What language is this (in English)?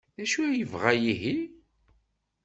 Kabyle